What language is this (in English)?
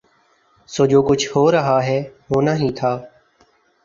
Urdu